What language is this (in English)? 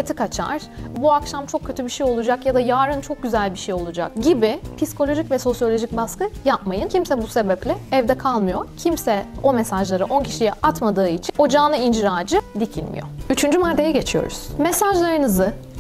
Turkish